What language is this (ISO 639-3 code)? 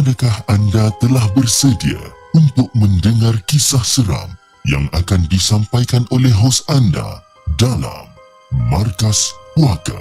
msa